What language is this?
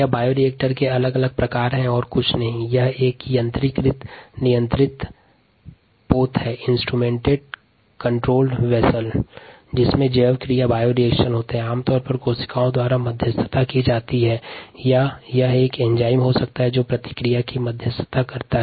Hindi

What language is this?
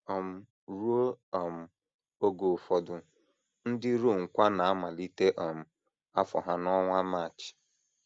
Igbo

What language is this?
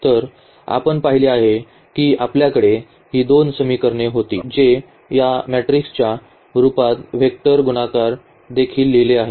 Marathi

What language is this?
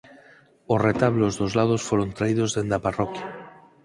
Galician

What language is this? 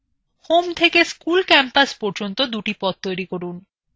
Bangla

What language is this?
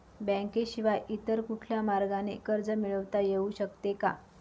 Marathi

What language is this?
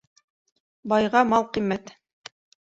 Bashkir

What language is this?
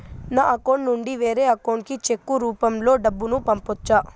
Telugu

